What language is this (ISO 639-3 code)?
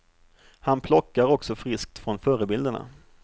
swe